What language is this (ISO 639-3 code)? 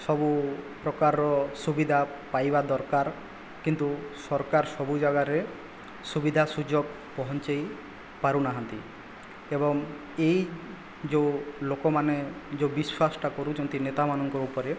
ori